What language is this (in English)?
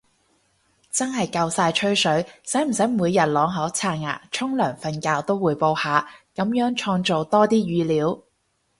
Cantonese